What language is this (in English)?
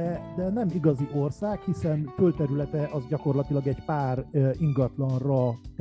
Hungarian